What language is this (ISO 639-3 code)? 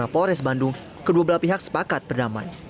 ind